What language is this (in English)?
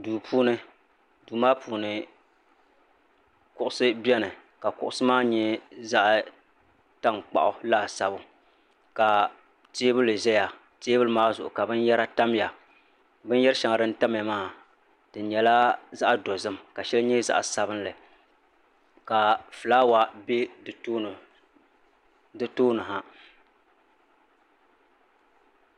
Dagbani